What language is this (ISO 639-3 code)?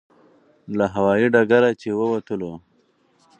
pus